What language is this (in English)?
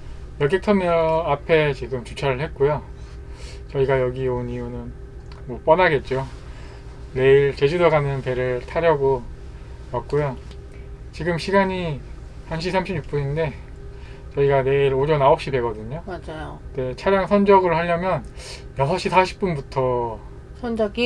Korean